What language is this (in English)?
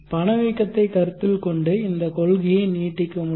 Tamil